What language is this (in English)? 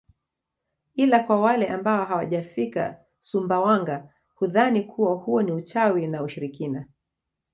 Swahili